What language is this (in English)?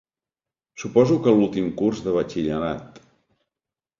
Catalan